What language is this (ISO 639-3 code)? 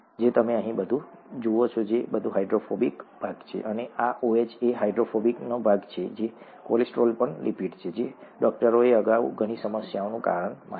guj